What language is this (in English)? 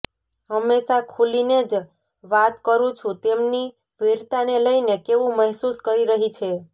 Gujarati